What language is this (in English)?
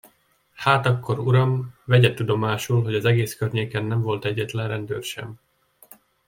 Hungarian